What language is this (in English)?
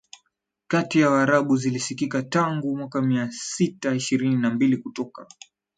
Swahili